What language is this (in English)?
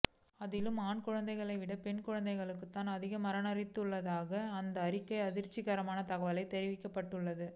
Tamil